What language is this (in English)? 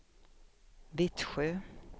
Swedish